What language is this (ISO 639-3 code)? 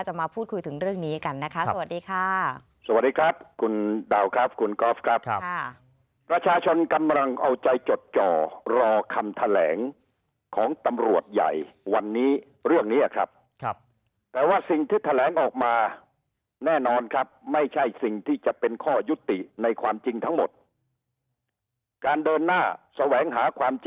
tha